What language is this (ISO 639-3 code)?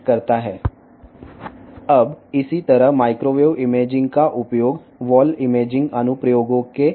tel